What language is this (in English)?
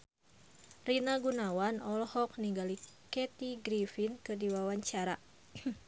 Sundanese